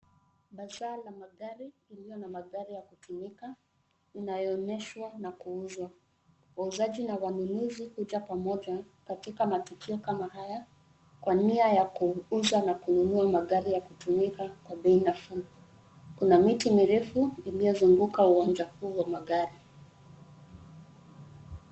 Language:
Swahili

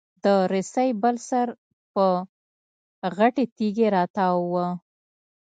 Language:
Pashto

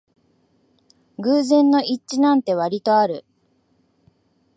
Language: Japanese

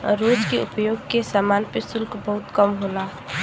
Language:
Bhojpuri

